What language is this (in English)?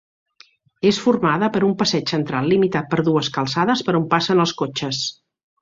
Catalan